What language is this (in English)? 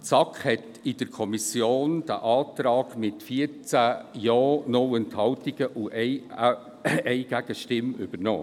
Swiss German